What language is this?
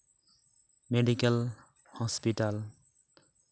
Santali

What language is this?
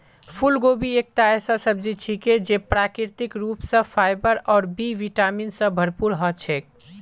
Magahi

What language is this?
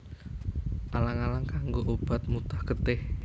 Javanese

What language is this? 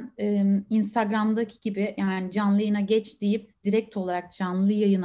Turkish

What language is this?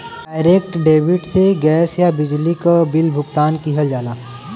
Bhojpuri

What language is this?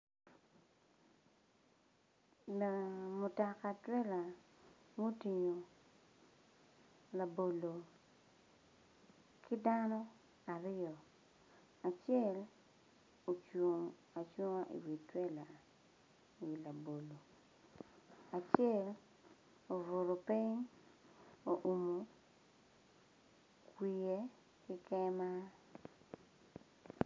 Acoli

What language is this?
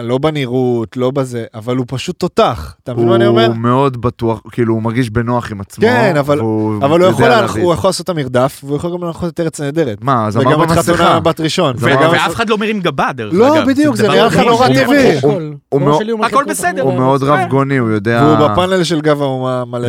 Hebrew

